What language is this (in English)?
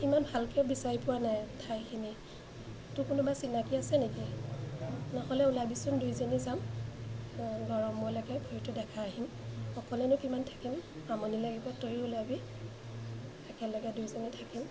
Assamese